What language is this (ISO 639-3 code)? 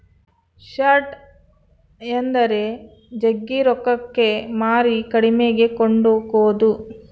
kan